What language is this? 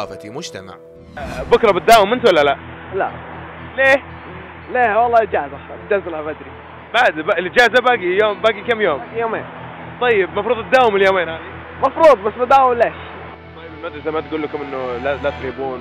Arabic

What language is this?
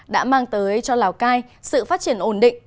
Vietnamese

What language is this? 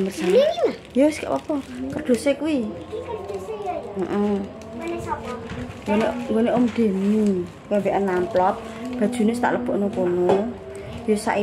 Indonesian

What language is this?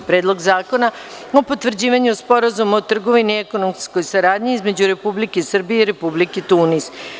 Serbian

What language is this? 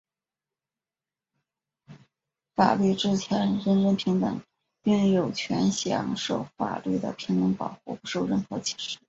Chinese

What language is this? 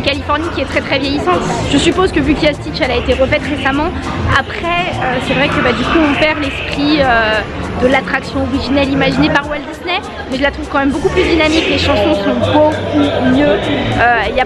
French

